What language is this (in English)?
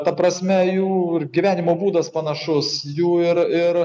Lithuanian